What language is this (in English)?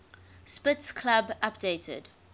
English